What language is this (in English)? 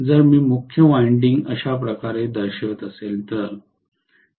Marathi